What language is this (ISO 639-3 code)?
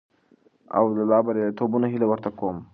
pus